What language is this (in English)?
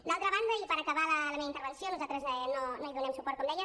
Catalan